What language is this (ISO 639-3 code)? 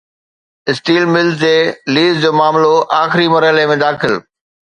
snd